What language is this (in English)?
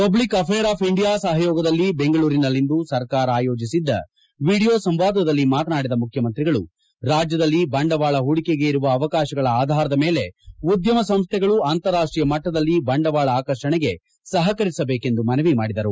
Kannada